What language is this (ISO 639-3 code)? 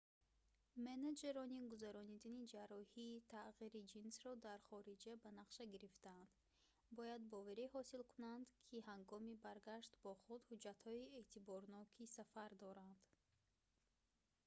tgk